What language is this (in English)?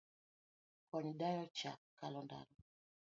Luo (Kenya and Tanzania)